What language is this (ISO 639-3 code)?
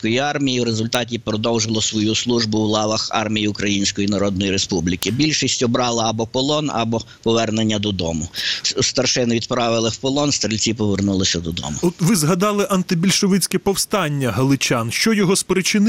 ukr